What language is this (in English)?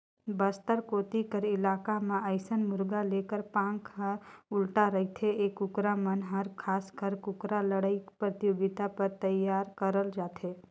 Chhattisgarhi